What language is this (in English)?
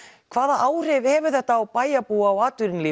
Icelandic